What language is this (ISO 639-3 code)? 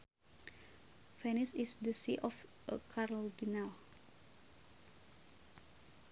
sun